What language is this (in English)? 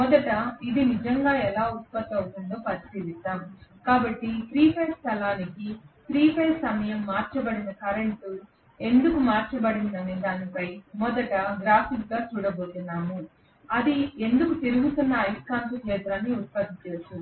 Telugu